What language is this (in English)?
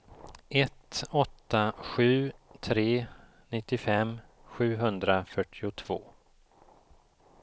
Swedish